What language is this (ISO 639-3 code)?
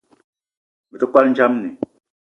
eto